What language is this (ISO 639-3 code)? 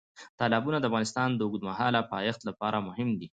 pus